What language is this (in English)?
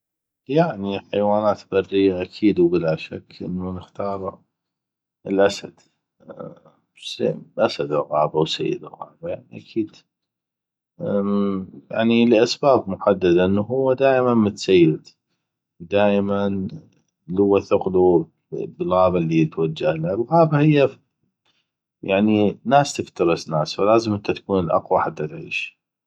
North Mesopotamian Arabic